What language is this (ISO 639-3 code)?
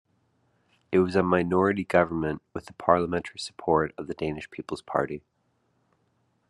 eng